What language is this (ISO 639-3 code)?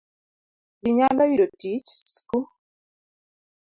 luo